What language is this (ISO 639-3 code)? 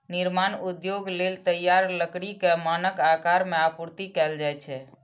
mai